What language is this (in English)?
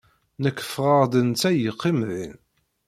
Kabyle